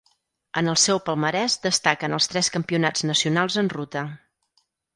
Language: Catalan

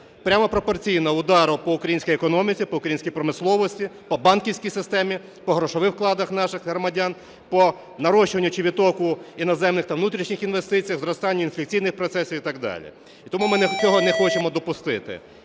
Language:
Ukrainian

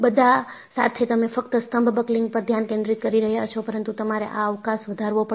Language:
Gujarati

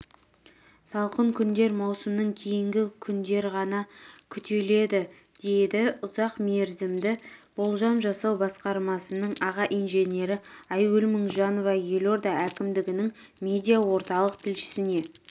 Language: Kazakh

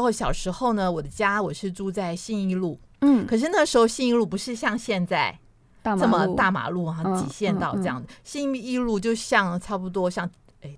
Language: Chinese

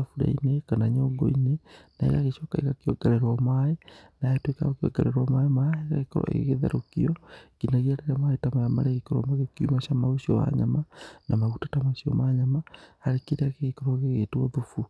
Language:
Kikuyu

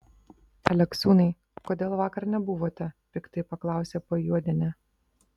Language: Lithuanian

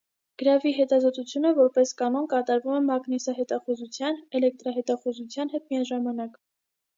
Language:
Armenian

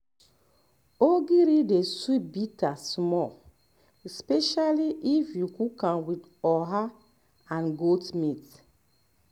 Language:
Nigerian Pidgin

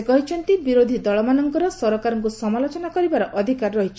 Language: Odia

